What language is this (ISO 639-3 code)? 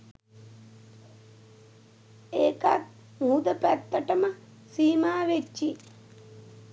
sin